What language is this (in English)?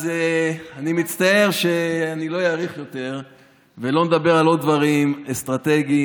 Hebrew